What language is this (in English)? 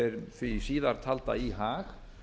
Icelandic